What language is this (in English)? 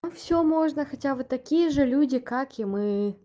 Russian